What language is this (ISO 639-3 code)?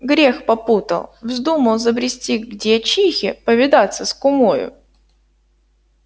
rus